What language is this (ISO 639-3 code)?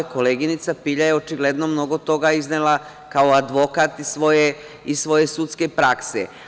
srp